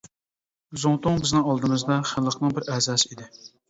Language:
Uyghur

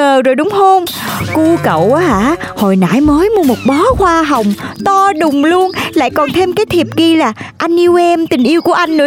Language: Vietnamese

